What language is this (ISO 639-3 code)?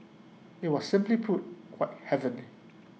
eng